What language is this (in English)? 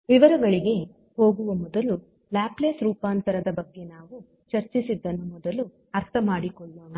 Kannada